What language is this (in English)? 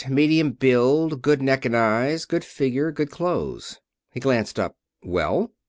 English